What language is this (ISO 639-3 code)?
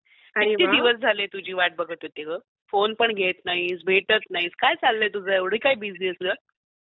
mar